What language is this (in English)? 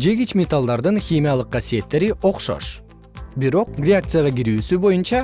Kyrgyz